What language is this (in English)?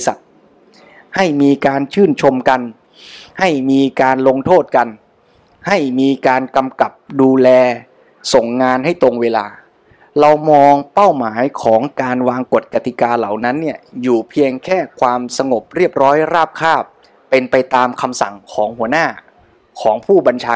Thai